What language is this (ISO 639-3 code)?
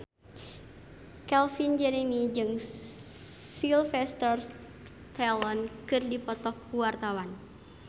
sun